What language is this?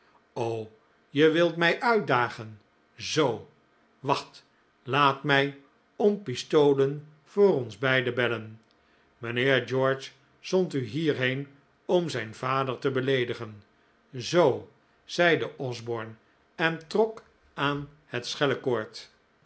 Dutch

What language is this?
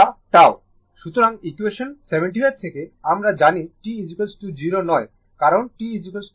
Bangla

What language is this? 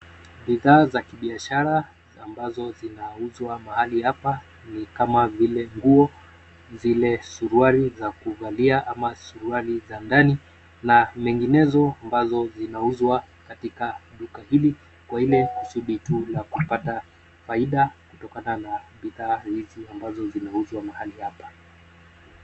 Swahili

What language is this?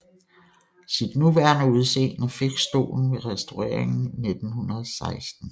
Danish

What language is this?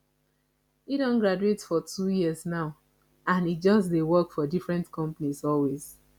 Nigerian Pidgin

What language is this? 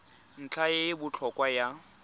Tswana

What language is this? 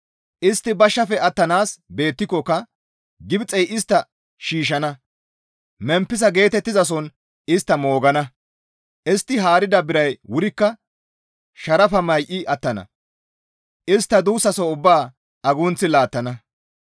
Gamo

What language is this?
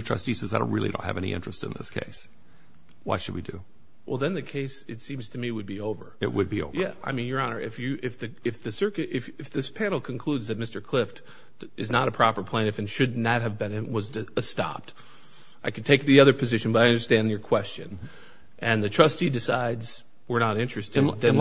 English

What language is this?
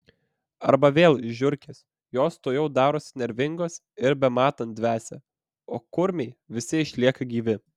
Lithuanian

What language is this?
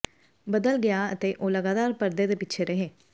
Punjabi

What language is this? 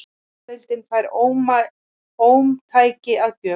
Icelandic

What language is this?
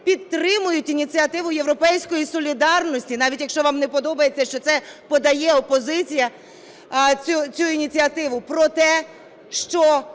Ukrainian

